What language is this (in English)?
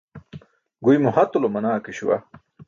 Burushaski